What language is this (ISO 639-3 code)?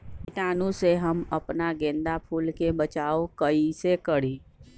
mag